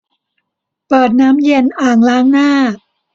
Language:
Thai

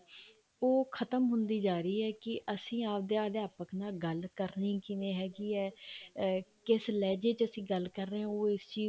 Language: Punjabi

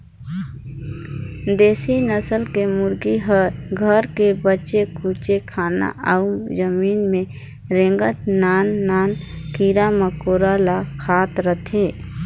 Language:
Chhattisgarhi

